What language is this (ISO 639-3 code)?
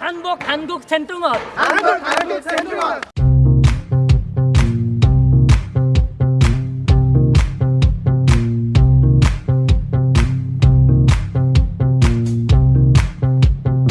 kor